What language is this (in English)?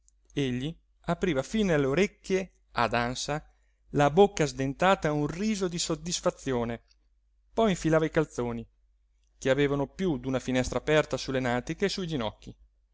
Italian